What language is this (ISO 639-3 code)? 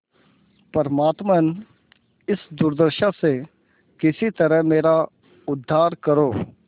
hin